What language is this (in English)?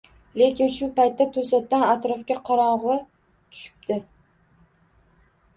Uzbek